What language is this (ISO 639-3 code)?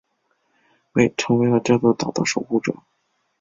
zho